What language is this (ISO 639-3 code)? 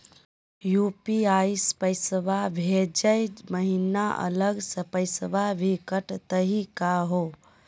mag